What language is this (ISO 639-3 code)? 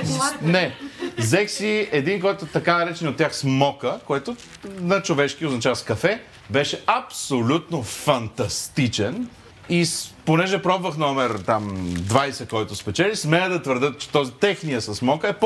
bul